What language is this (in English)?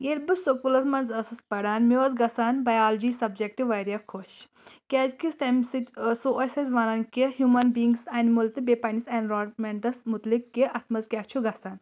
Kashmiri